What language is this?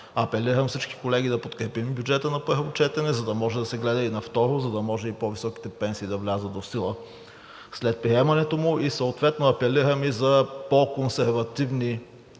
Bulgarian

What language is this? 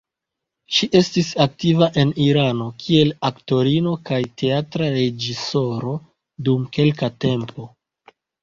Esperanto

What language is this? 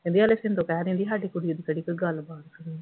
Punjabi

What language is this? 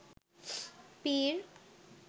Bangla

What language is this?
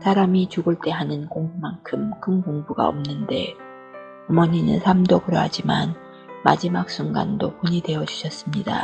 Korean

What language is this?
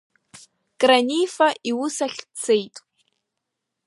Abkhazian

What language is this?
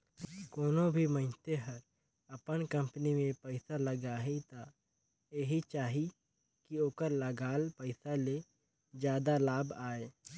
Chhattisgarhi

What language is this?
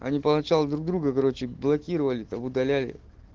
Russian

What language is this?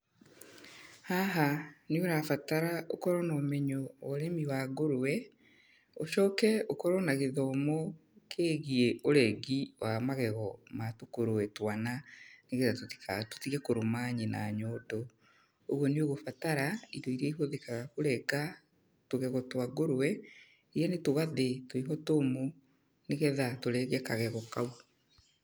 Kikuyu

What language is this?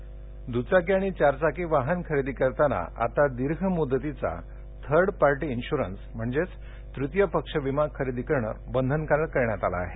Marathi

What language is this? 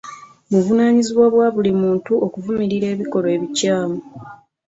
Ganda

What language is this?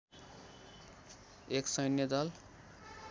Nepali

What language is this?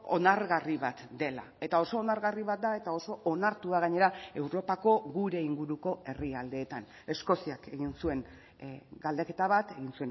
Basque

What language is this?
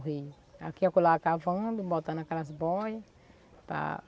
Portuguese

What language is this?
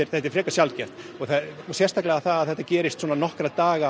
Icelandic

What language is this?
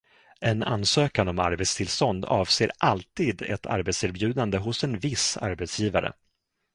Swedish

